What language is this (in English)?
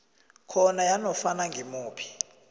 South Ndebele